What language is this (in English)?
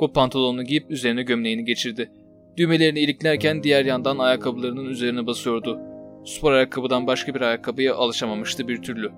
Turkish